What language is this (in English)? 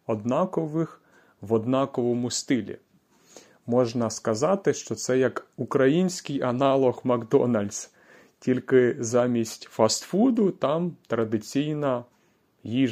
Ukrainian